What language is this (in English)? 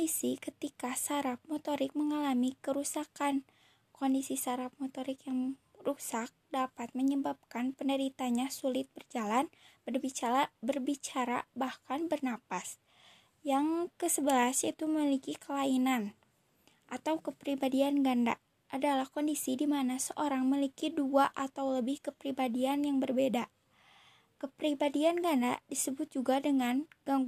Indonesian